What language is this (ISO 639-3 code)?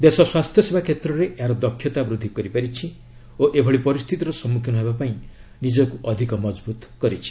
ori